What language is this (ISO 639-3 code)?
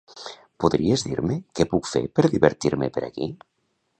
cat